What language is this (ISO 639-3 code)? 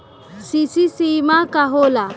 bho